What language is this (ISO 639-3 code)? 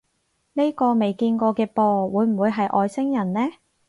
yue